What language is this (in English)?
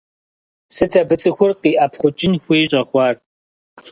Kabardian